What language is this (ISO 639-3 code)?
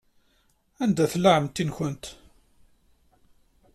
kab